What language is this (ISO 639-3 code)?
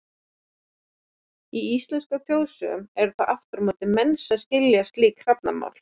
isl